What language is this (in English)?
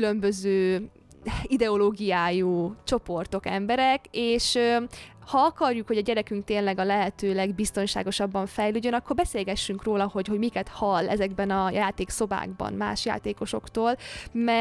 Hungarian